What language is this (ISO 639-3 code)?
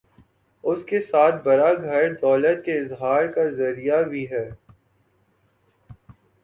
urd